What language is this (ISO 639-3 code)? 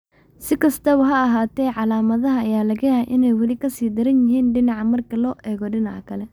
som